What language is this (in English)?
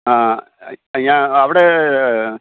Malayalam